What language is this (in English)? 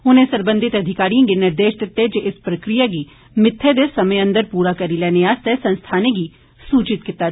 Dogri